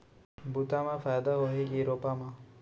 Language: Chhattisgarhi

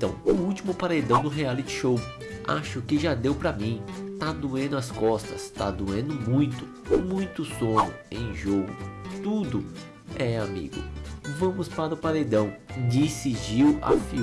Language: Portuguese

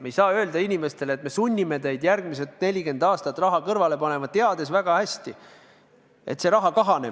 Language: Estonian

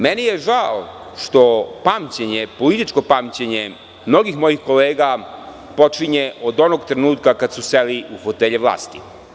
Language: Serbian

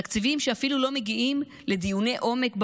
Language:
Hebrew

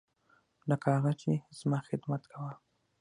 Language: Pashto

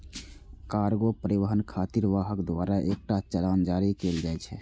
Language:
Maithili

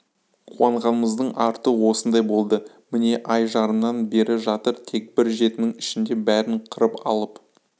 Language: Kazakh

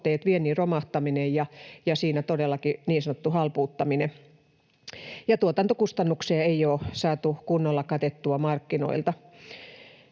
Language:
Finnish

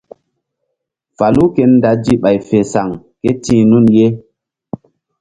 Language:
Mbum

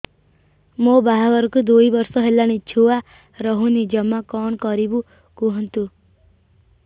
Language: Odia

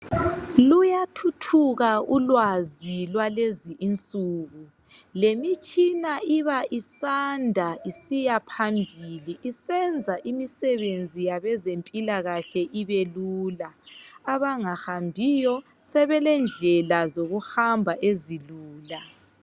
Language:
North Ndebele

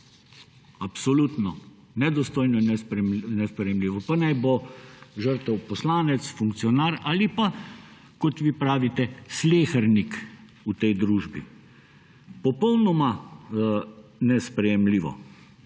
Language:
Slovenian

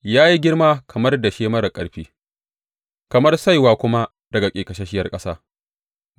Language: Hausa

